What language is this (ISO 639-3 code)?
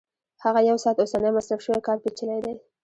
pus